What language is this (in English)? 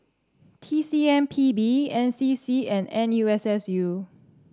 English